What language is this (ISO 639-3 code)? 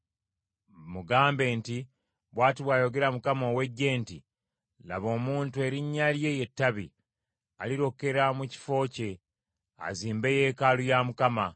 lug